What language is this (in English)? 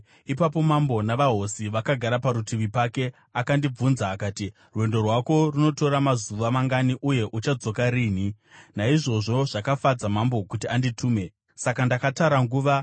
Shona